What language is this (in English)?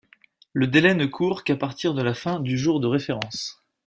French